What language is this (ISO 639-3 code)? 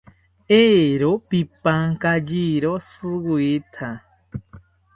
cpy